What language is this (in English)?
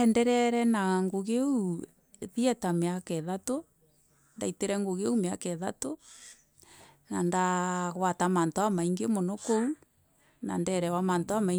Meru